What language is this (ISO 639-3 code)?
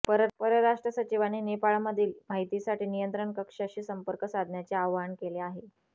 mar